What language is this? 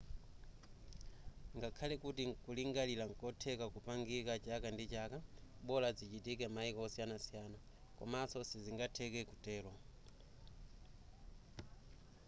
Nyanja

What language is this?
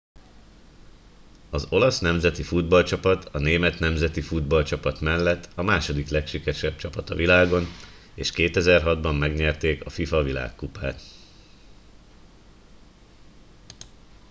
Hungarian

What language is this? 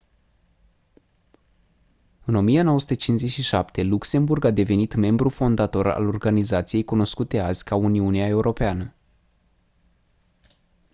Romanian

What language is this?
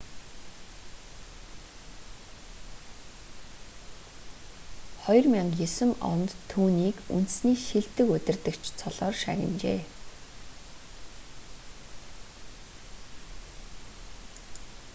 Mongolian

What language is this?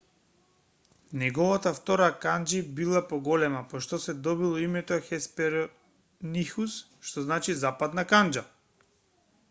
Macedonian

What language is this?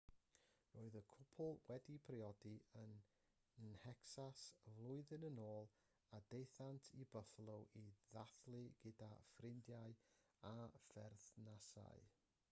Welsh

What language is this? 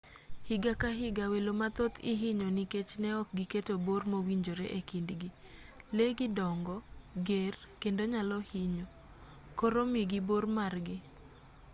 Luo (Kenya and Tanzania)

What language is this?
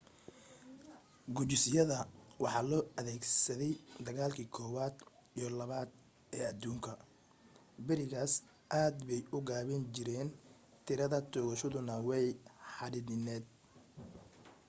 Somali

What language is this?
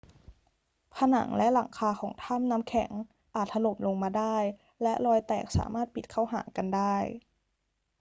Thai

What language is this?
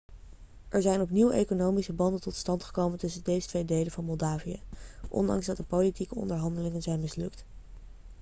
Dutch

